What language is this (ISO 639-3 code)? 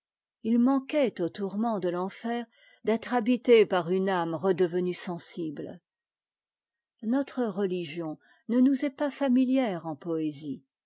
fra